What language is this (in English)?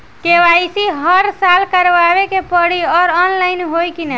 Bhojpuri